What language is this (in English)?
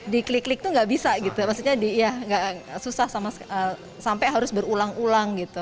Indonesian